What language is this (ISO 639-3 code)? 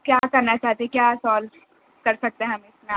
urd